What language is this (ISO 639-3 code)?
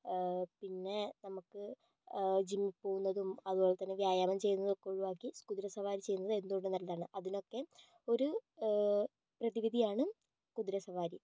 mal